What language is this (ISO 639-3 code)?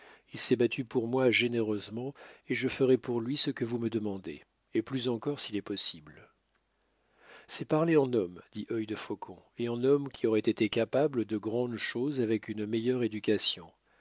fra